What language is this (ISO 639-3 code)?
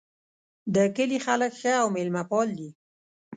pus